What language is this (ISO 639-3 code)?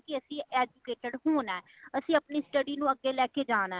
pan